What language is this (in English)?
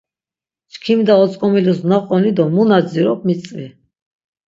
Laz